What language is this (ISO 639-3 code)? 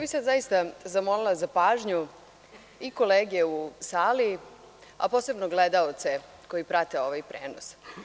srp